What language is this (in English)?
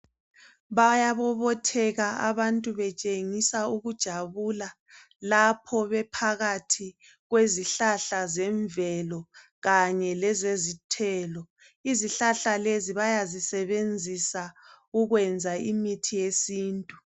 North Ndebele